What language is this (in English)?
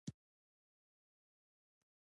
Pashto